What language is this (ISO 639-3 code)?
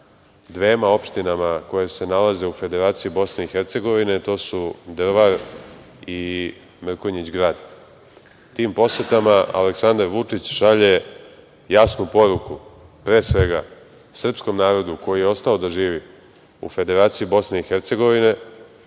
srp